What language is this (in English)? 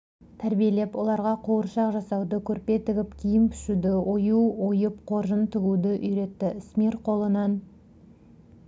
Kazakh